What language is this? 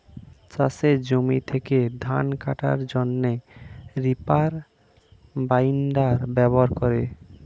Bangla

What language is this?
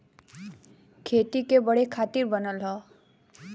Bhojpuri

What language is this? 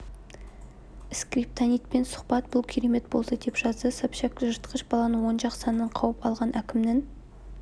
Kazakh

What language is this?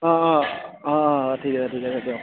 Assamese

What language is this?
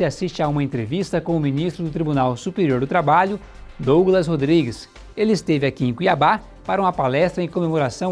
Portuguese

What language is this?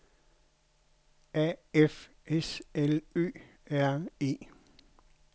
Danish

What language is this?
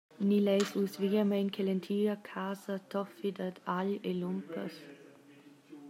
Romansh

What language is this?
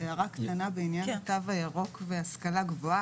Hebrew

